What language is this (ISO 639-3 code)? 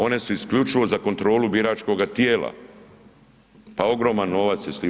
hrv